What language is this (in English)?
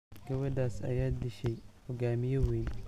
Somali